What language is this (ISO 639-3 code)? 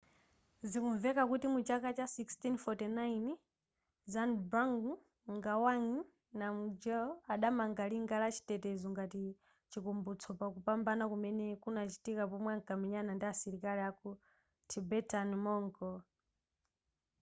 nya